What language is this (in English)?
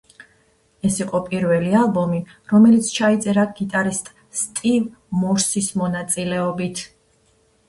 Georgian